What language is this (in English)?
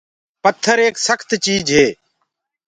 Gurgula